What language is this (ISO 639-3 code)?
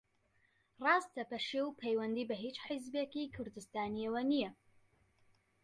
ckb